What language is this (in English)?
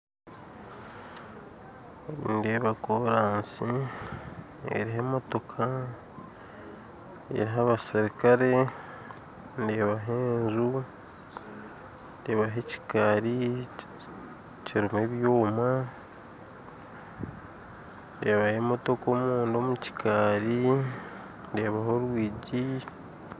Nyankole